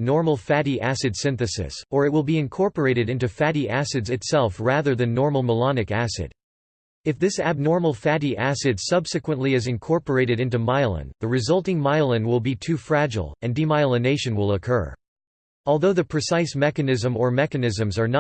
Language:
English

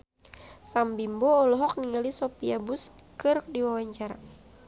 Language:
Sundanese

